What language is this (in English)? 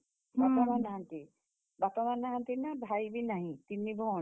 Odia